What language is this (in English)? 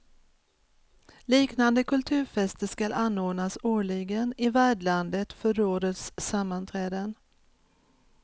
Swedish